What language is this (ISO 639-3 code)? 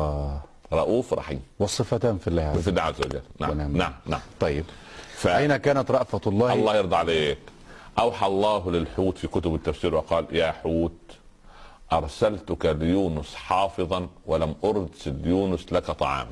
ara